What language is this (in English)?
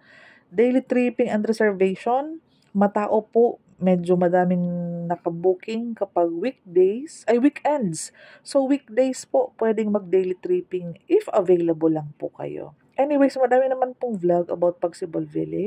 Filipino